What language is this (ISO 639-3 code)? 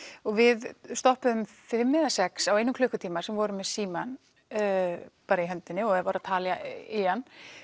isl